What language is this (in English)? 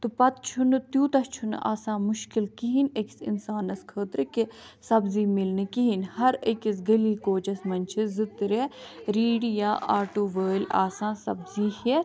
Kashmiri